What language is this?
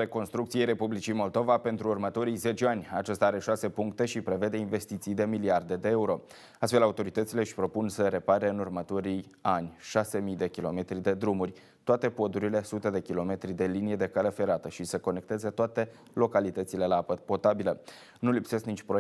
Romanian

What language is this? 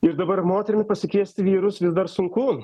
Lithuanian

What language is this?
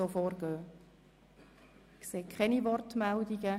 Swiss German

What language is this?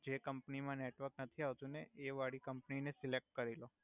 Gujarati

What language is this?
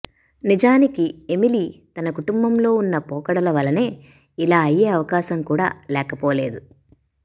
Telugu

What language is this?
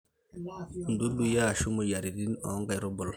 Masai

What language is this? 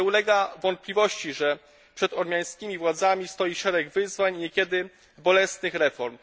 Polish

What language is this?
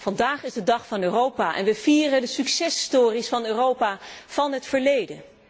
Dutch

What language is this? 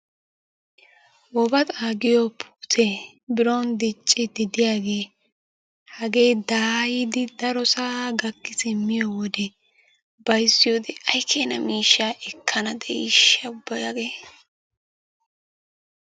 Wolaytta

